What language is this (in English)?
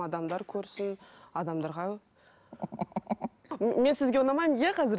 Kazakh